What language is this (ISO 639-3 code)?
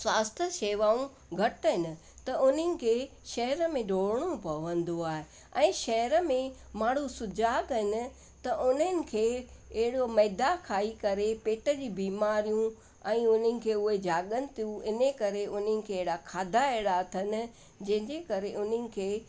snd